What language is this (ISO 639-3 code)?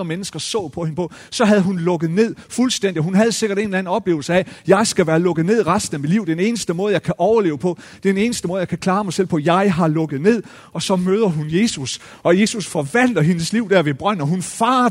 dan